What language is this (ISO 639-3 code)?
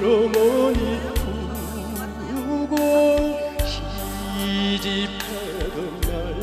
kor